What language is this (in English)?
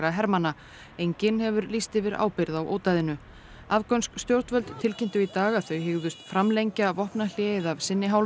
Icelandic